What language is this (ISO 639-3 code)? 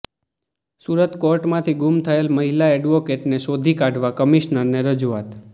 guj